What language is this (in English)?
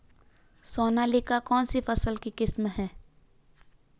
Hindi